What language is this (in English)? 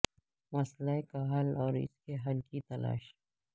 Urdu